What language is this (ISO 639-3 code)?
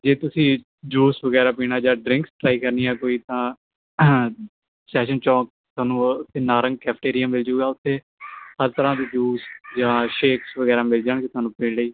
pan